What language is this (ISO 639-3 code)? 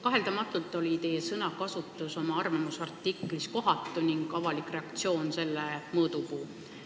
est